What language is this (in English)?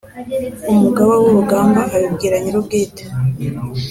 Kinyarwanda